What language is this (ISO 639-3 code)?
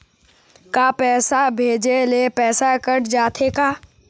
hne